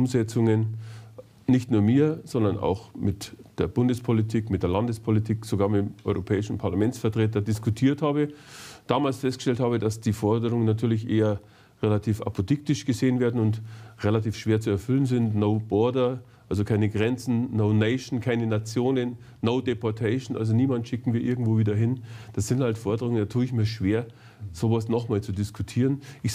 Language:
German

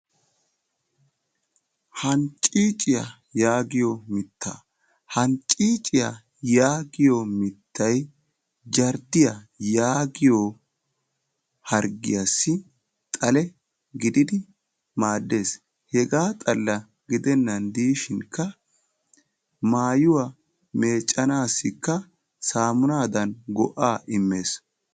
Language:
Wolaytta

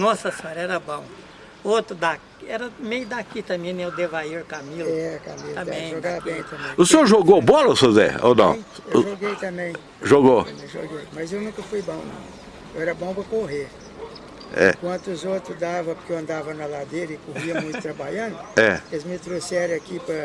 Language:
Portuguese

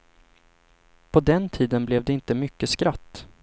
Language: Swedish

